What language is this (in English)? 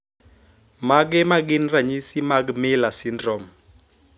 Luo (Kenya and Tanzania)